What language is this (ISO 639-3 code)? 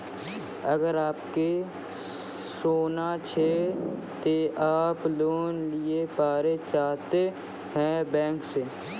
mai